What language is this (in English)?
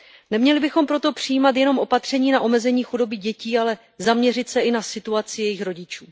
Czech